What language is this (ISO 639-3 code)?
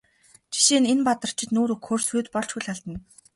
mon